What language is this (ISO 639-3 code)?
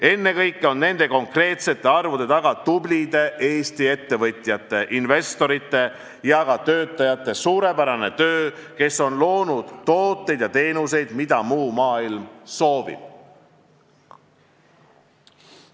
est